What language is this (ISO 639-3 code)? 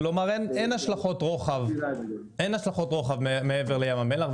heb